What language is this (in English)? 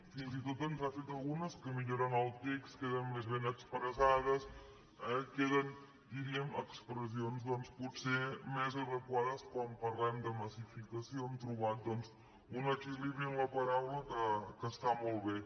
Catalan